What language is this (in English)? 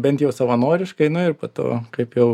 Lithuanian